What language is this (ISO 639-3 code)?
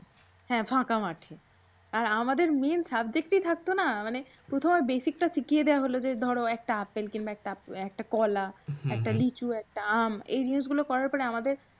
ben